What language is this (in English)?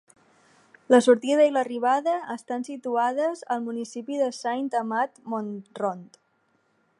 Catalan